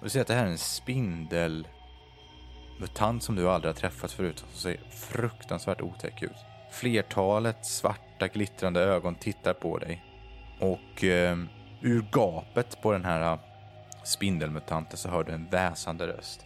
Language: Swedish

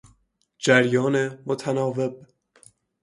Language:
Persian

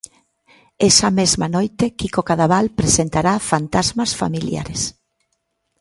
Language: Galician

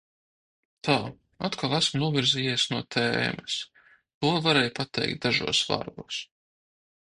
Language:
Latvian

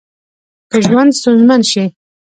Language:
Pashto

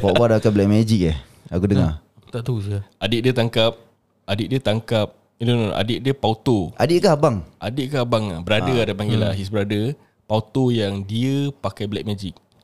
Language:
Malay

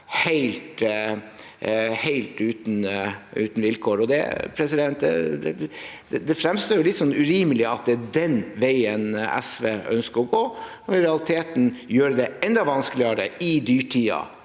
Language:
Norwegian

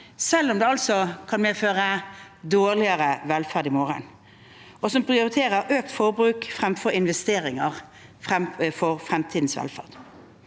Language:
Norwegian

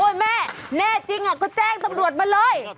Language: Thai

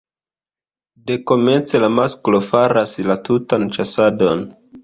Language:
Esperanto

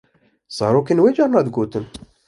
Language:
Kurdish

